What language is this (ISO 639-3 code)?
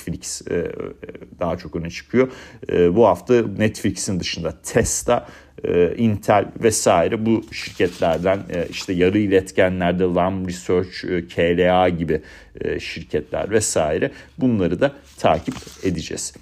tur